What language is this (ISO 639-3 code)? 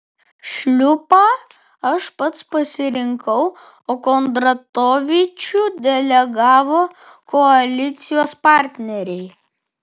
lit